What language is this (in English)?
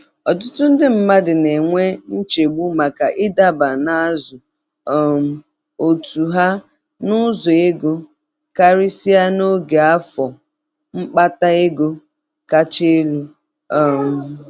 Igbo